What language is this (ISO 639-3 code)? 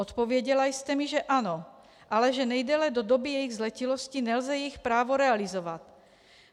ces